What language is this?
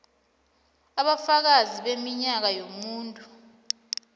South Ndebele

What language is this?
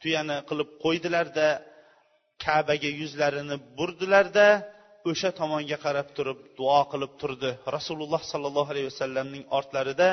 Bulgarian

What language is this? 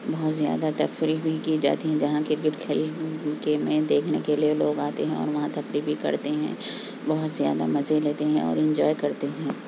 Urdu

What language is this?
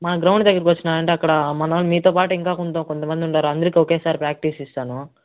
Telugu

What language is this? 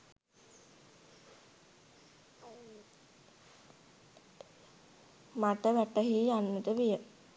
Sinhala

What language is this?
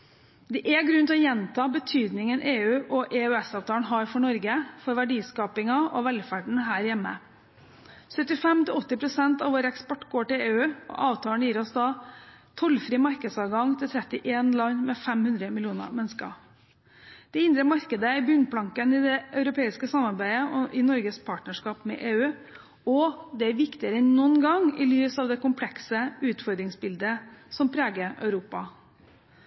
Norwegian Bokmål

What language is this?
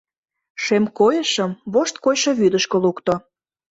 Mari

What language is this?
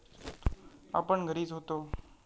Marathi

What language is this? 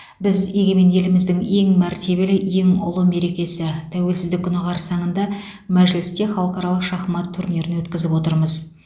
Kazakh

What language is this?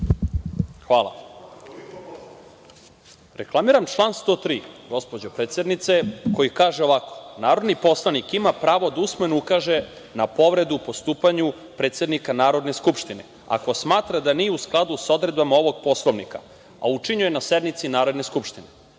Serbian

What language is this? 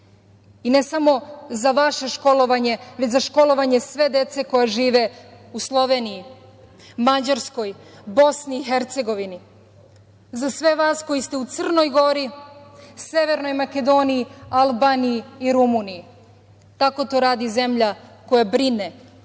Serbian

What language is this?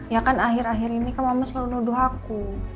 Indonesian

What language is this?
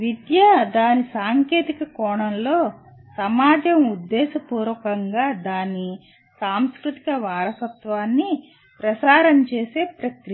Telugu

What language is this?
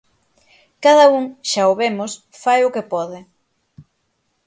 Galician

